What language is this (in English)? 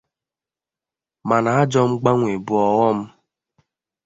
Igbo